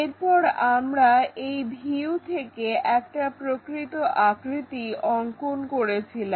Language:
Bangla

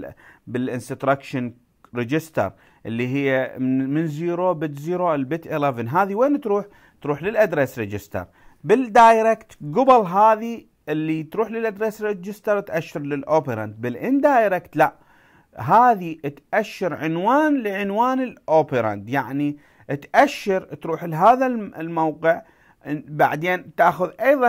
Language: Arabic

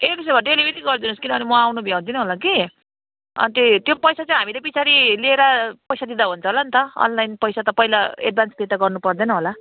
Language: Nepali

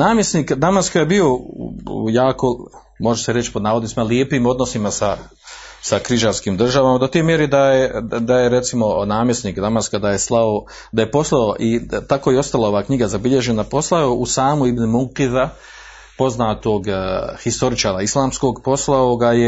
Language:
Croatian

